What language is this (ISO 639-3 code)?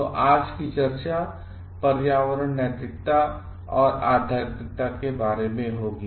hin